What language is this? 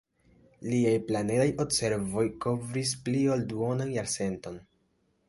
Esperanto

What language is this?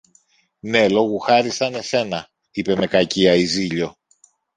Greek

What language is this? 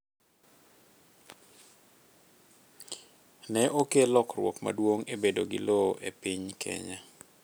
Luo (Kenya and Tanzania)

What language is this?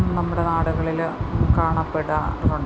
Malayalam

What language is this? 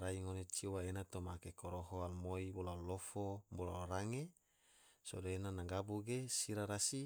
Tidore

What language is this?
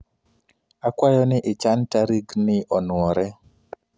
Luo (Kenya and Tanzania)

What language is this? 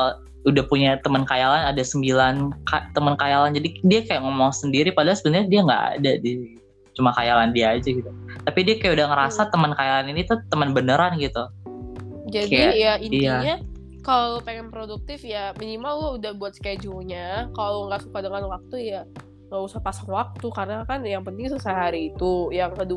Indonesian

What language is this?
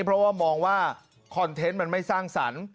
Thai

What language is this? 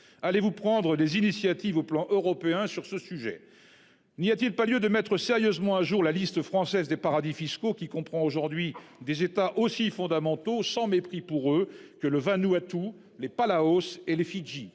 French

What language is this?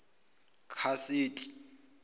Zulu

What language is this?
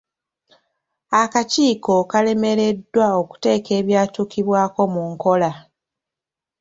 Ganda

